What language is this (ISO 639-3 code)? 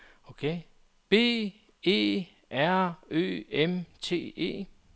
dan